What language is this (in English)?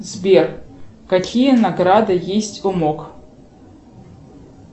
Russian